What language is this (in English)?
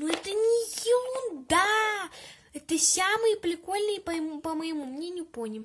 Russian